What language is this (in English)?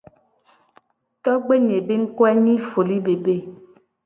Gen